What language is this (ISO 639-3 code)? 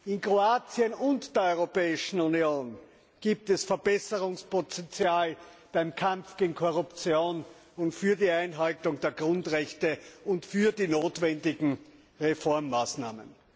deu